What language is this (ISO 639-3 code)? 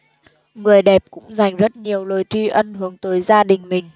vie